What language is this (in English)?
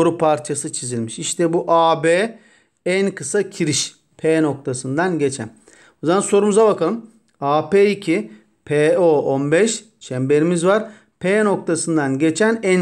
Turkish